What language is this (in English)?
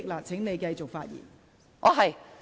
Cantonese